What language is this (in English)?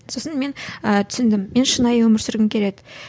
Kazakh